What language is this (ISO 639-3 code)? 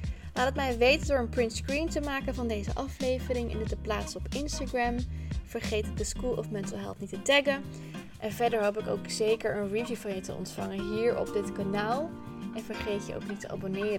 nld